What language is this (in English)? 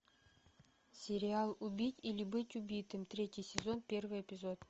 Russian